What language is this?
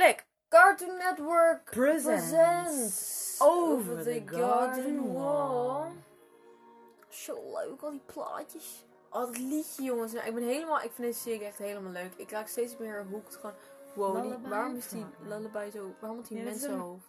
Dutch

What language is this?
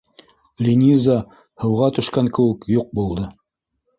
Bashkir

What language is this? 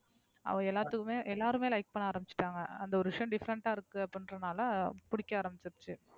Tamil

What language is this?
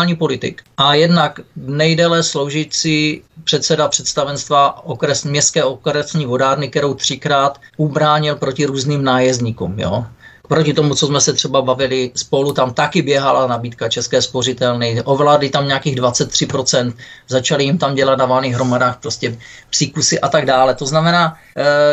Czech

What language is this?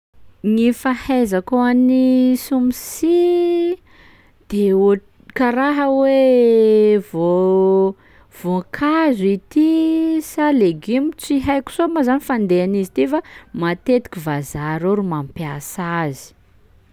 Sakalava Malagasy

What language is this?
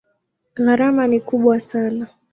Swahili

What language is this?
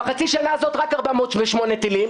Hebrew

